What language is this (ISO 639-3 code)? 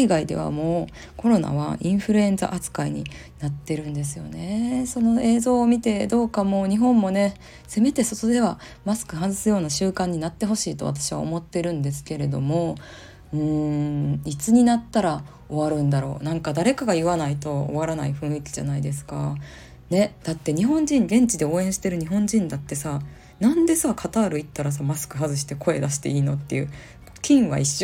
jpn